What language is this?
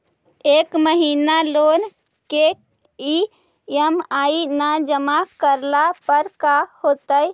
Magahi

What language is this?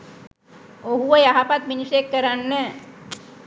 Sinhala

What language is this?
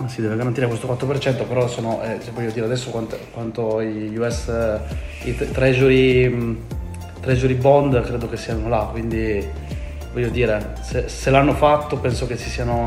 Italian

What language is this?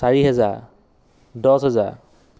Assamese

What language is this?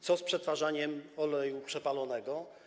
Polish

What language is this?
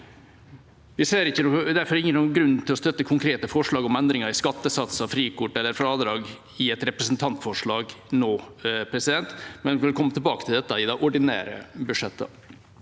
Norwegian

